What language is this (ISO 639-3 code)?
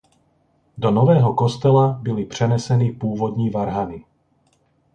ces